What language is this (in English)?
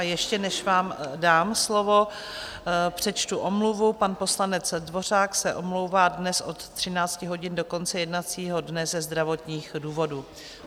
Czech